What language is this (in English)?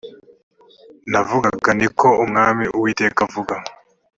Kinyarwanda